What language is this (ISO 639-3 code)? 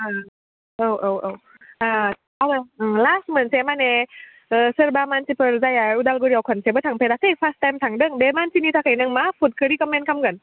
brx